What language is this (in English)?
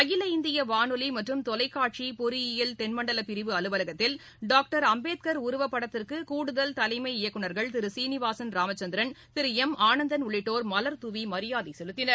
Tamil